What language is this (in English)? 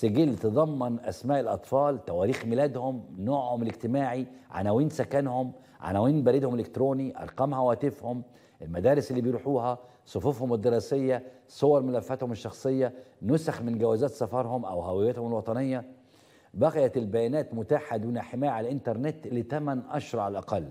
Arabic